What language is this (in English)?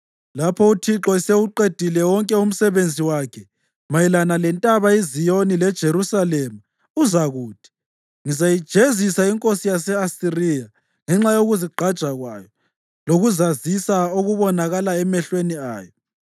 North Ndebele